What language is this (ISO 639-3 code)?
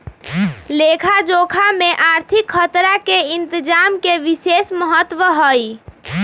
mag